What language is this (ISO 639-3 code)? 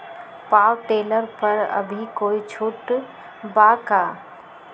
mag